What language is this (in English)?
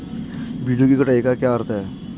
Hindi